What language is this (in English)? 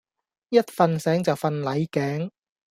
Cantonese